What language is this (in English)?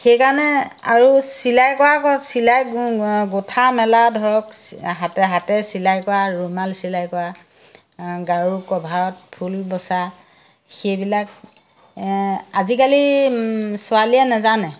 Assamese